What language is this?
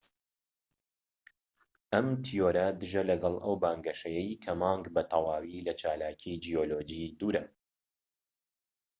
Central Kurdish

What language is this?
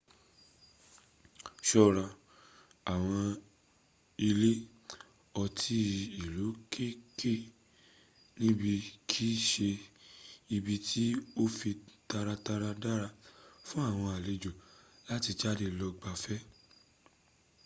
Yoruba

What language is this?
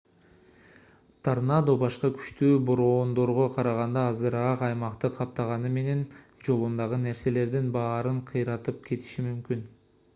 Kyrgyz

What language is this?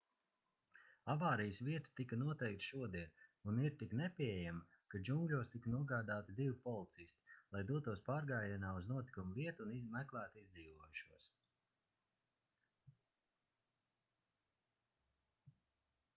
Latvian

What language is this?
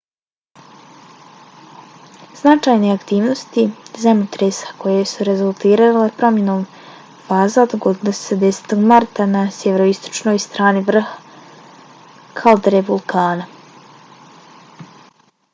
Bosnian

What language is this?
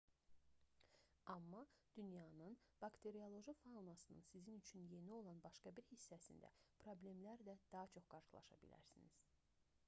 Azerbaijani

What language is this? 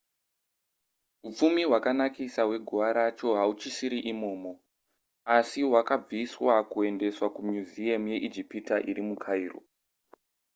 Shona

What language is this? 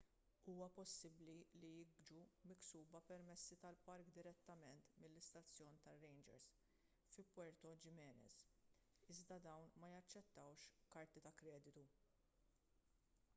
Maltese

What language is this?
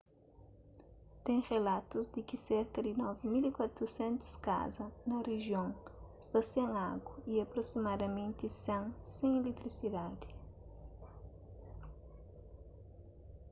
Kabuverdianu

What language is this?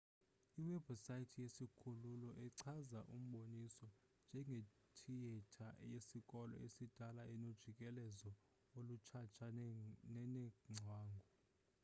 Xhosa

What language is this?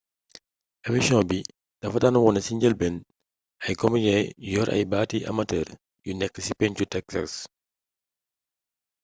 Wolof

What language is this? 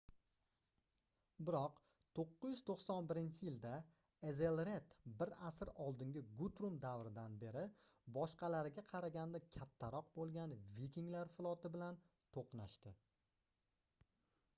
Uzbek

